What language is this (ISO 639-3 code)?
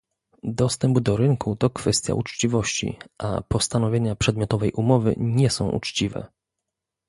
pol